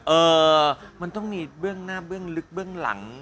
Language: Thai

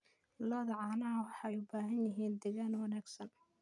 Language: Somali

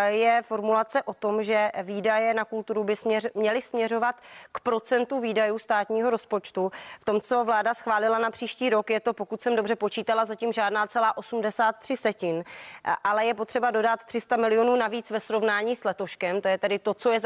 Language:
Czech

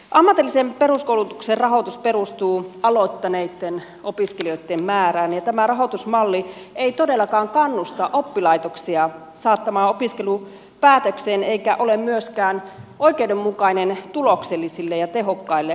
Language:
Finnish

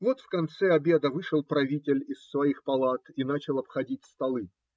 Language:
Russian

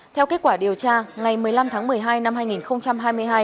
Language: Vietnamese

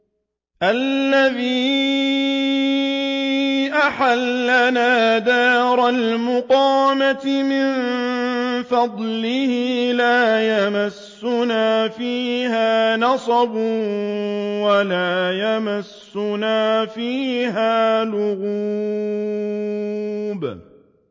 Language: Arabic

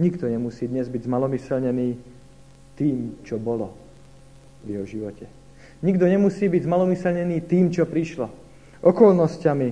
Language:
Slovak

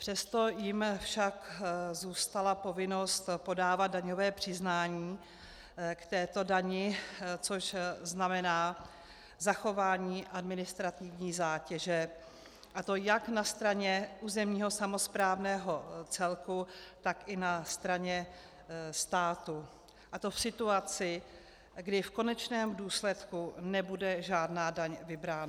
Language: Czech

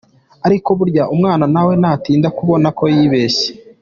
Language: Kinyarwanda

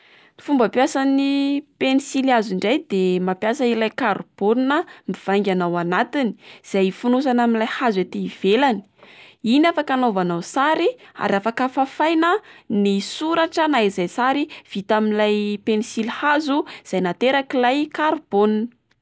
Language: Malagasy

